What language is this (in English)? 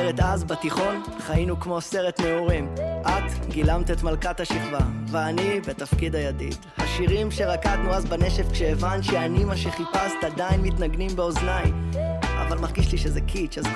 Hebrew